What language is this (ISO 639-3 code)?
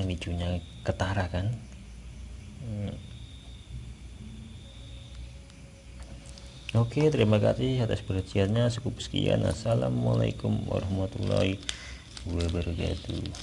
ind